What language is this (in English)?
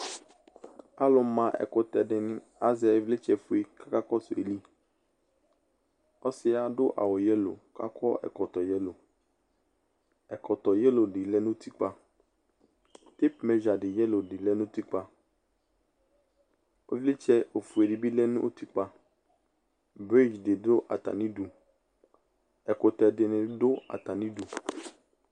Ikposo